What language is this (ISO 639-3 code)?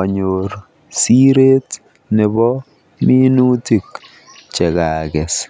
kln